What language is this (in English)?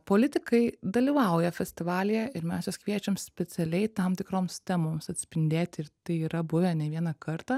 Lithuanian